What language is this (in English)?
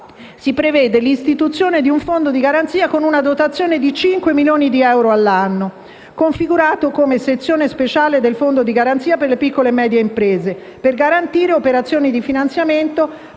Italian